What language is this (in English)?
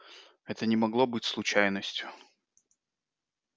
Russian